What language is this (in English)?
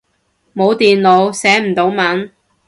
Cantonese